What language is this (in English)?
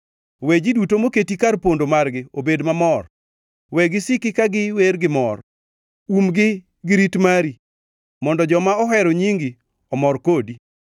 Luo (Kenya and Tanzania)